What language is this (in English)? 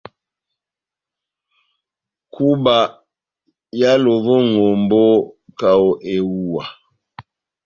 Batanga